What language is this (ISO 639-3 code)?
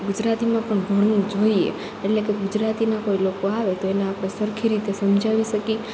guj